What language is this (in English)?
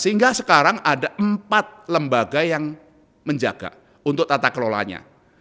Indonesian